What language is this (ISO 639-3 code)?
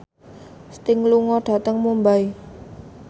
jav